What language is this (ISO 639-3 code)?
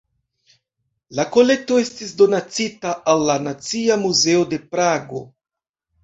epo